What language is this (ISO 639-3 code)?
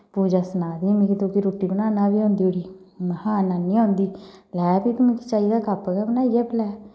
doi